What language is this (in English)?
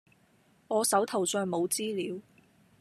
Cantonese